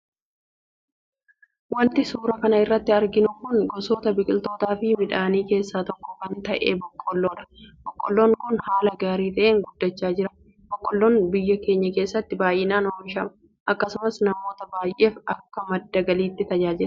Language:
Oromo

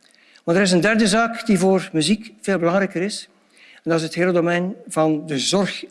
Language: Dutch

